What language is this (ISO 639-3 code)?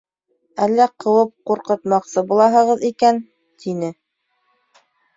bak